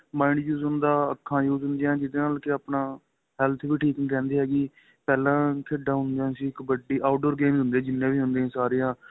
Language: Punjabi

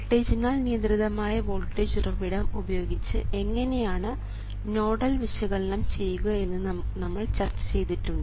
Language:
Malayalam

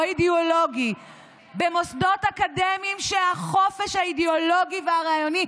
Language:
Hebrew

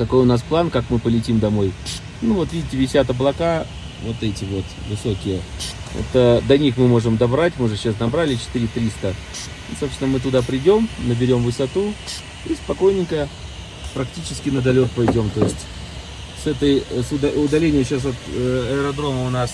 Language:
Russian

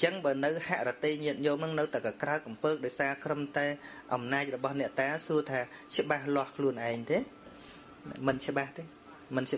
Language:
Vietnamese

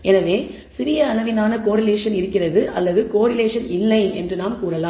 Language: Tamil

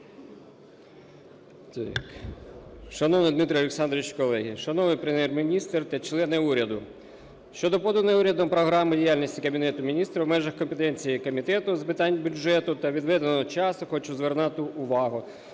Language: Ukrainian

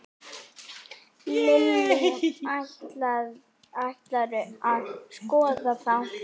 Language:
Icelandic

